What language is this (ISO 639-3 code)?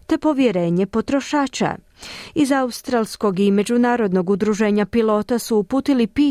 hrv